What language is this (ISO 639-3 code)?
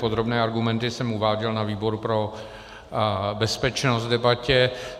ces